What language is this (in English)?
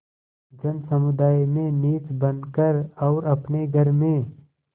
Hindi